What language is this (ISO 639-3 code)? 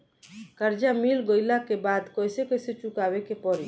bho